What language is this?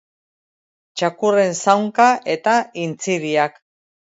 Basque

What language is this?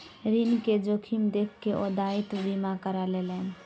Maithili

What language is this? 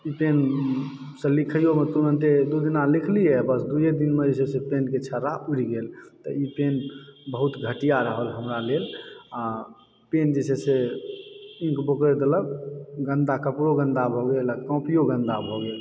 Maithili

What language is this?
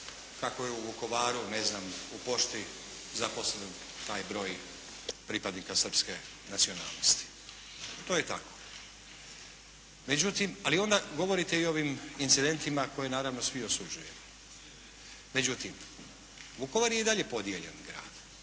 Croatian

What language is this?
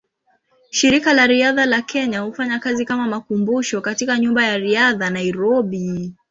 Swahili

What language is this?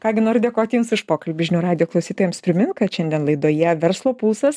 Lithuanian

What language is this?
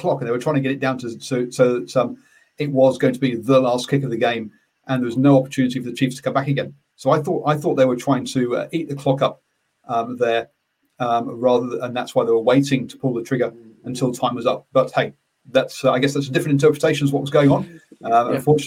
English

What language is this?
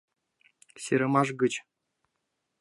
Mari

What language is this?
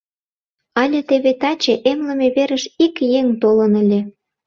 Mari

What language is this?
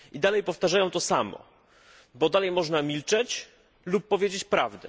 Polish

